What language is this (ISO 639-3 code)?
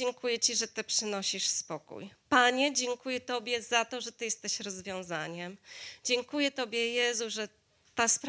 pol